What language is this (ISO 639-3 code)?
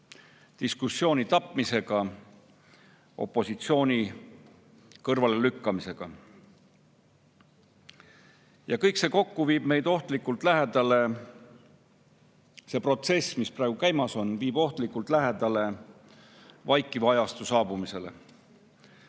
est